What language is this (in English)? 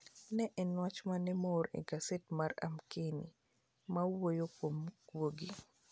Luo (Kenya and Tanzania)